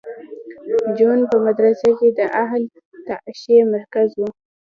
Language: Pashto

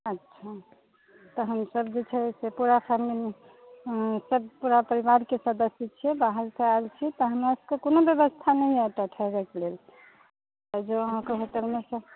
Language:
Maithili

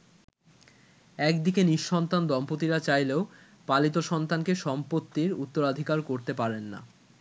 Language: Bangla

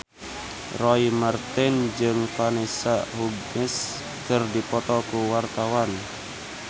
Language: Sundanese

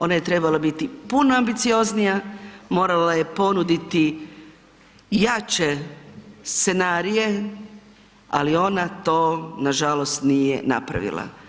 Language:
Croatian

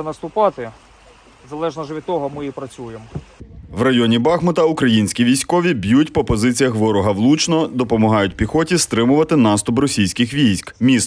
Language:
Ukrainian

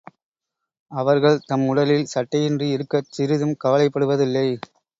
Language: Tamil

